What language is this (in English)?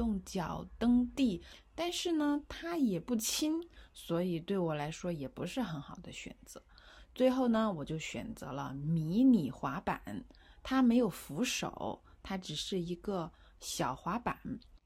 Chinese